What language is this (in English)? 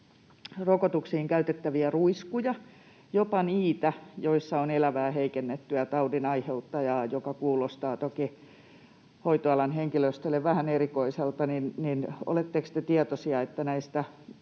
Finnish